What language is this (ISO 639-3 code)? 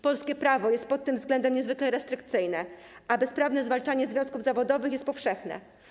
pol